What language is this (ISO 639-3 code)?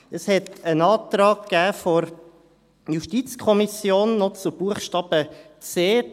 gsw